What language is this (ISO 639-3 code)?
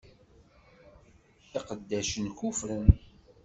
kab